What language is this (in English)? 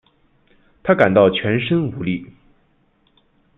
Chinese